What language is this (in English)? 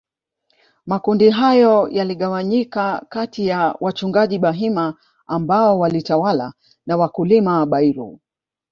Swahili